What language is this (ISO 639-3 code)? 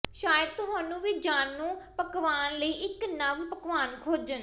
pan